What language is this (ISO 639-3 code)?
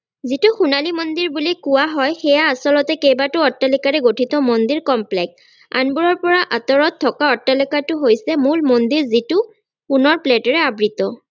asm